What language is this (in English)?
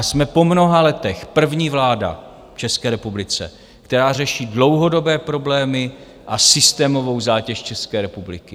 Czech